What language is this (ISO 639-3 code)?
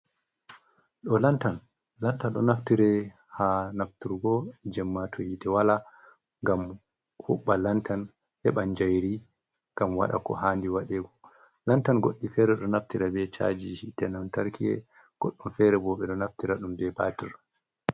ful